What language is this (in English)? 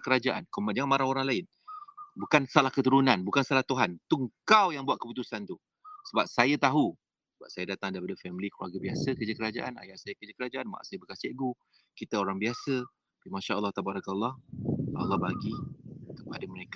Malay